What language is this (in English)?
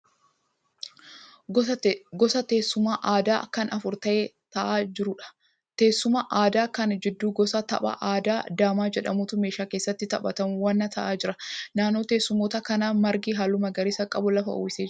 Oromo